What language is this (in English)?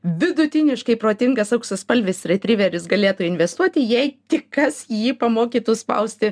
Lithuanian